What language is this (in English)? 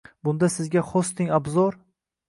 Uzbek